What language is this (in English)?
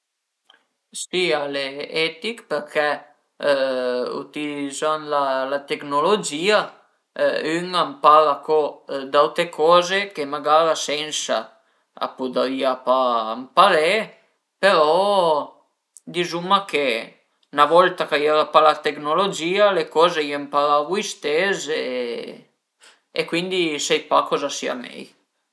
Piedmontese